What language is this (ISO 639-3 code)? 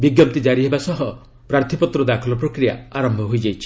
ori